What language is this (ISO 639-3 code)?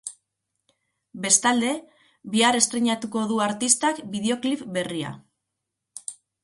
eus